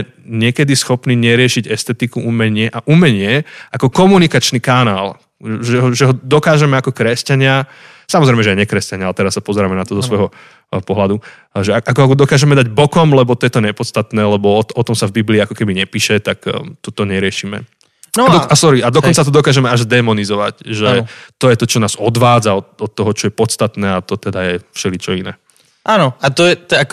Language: Slovak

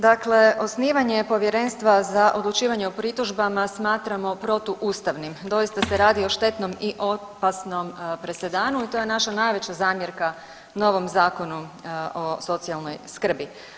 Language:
Croatian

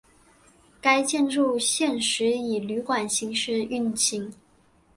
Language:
Chinese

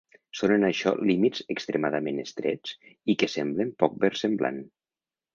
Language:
Catalan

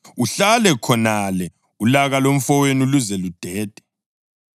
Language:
North Ndebele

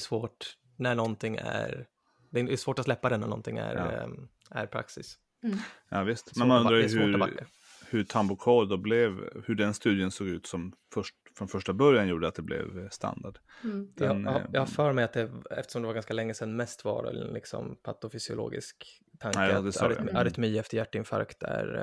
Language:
Swedish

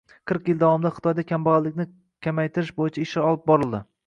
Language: Uzbek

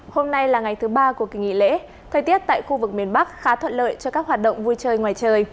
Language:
Vietnamese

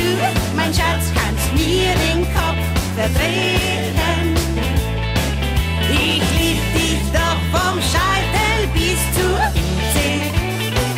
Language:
Dutch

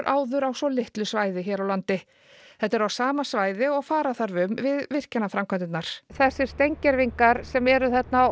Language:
Icelandic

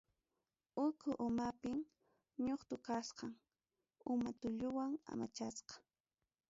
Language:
Ayacucho Quechua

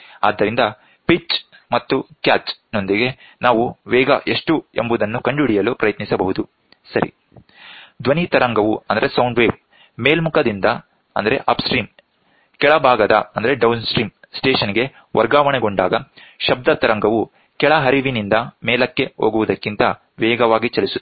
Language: Kannada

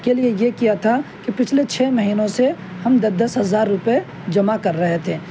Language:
Urdu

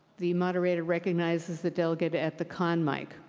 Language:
English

